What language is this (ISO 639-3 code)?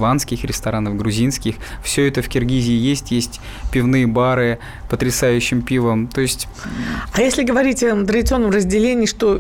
rus